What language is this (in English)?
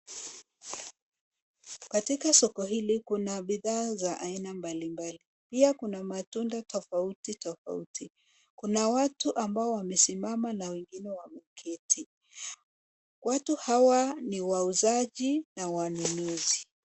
Swahili